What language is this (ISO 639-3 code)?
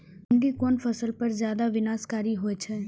mai